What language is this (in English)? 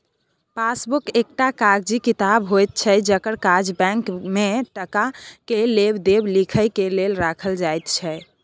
Maithili